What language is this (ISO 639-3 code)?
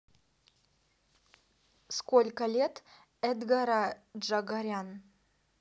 rus